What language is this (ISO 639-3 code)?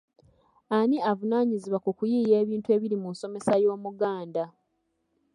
lug